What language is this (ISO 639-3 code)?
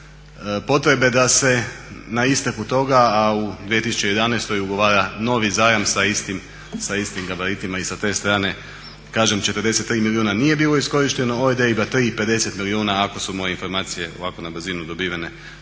hrv